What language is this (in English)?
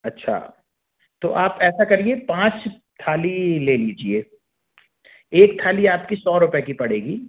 Hindi